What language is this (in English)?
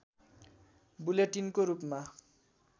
Nepali